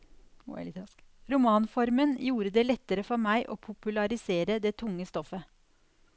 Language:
Norwegian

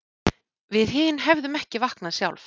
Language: Icelandic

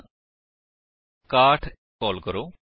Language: Punjabi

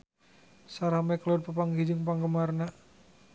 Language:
Sundanese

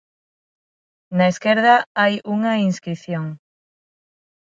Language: Galician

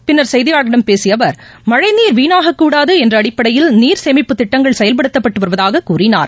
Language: Tamil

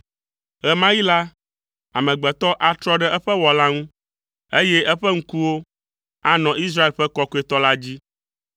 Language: Ewe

